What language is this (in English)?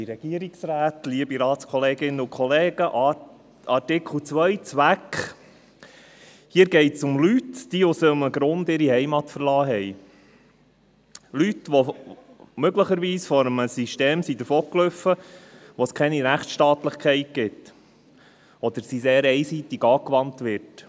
Swiss German